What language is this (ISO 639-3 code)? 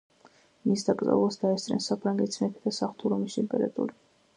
kat